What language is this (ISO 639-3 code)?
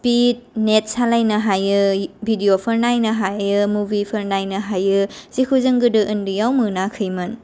brx